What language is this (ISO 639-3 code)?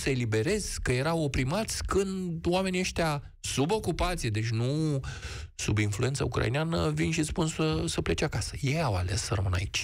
ron